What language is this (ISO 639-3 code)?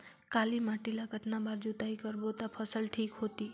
hne